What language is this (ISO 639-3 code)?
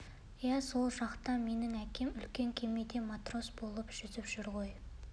kaz